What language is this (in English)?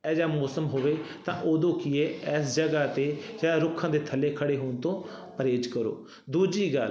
Punjabi